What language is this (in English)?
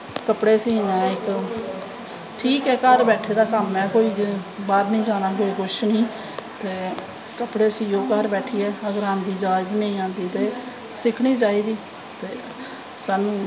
Dogri